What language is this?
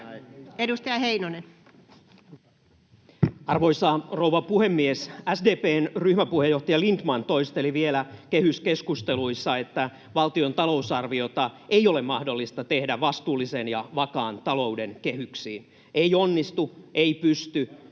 Finnish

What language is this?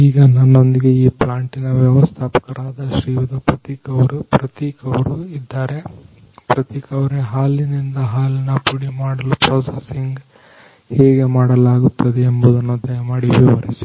Kannada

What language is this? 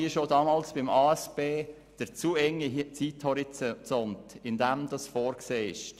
Swiss German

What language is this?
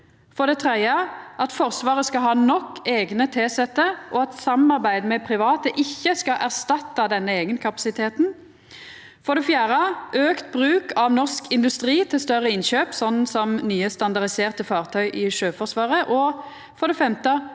Norwegian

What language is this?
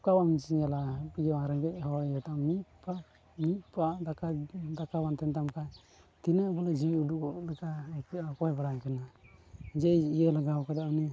Santali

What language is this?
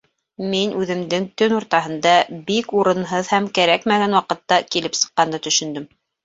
Bashkir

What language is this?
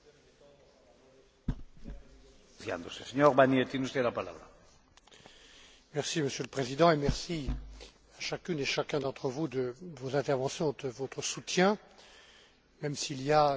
French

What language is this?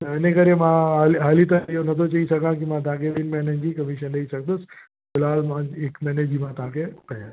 Sindhi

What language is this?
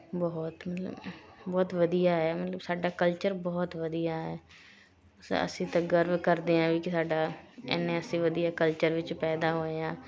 Punjabi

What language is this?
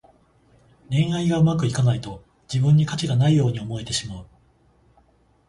Japanese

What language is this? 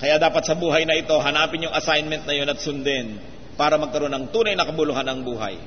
Filipino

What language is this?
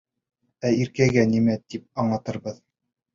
Bashkir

